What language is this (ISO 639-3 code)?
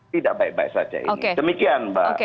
ind